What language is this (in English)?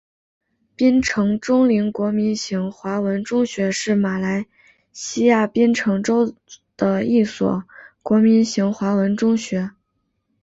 Chinese